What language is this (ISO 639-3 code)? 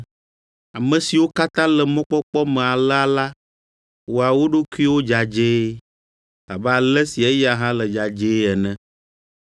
ewe